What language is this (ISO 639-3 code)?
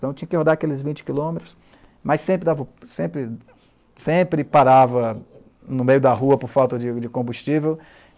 por